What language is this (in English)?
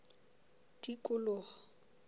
Southern Sotho